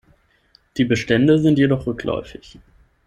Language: German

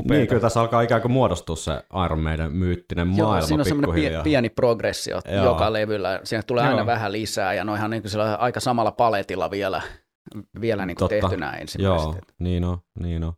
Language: Finnish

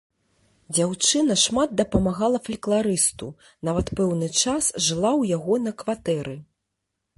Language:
Belarusian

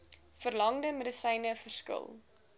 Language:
Afrikaans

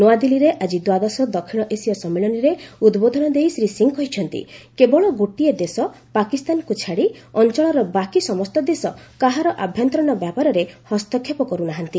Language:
Odia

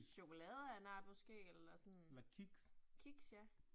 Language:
Danish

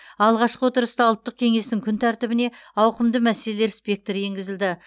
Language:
Kazakh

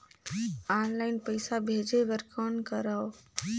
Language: Chhattisgarhi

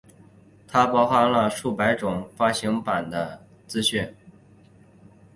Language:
Chinese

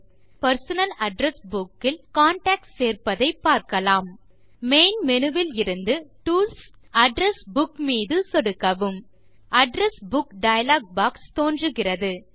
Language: Tamil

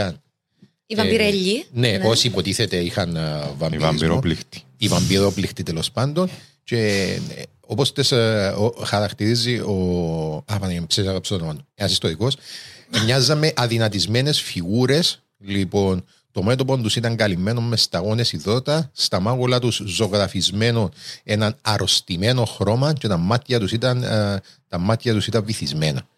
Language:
Greek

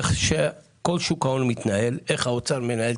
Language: Hebrew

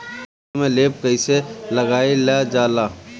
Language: Bhojpuri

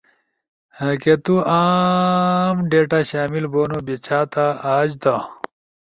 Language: Ushojo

